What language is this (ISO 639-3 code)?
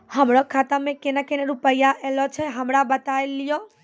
mai